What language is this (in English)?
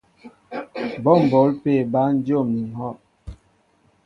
Mbo (Cameroon)